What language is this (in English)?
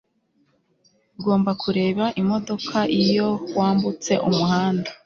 Kinyarwanda